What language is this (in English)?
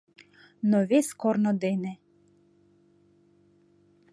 Mari